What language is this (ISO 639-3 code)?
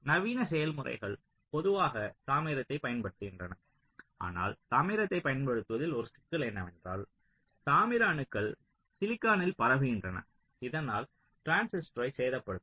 tam